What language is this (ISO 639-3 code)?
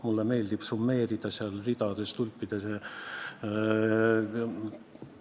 est